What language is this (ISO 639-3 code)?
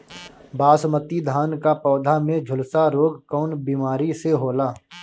bho